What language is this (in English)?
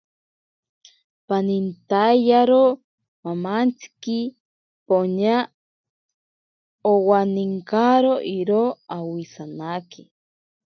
Ashéninka Perené